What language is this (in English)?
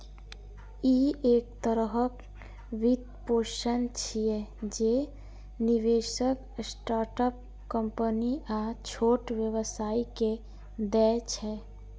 Maithili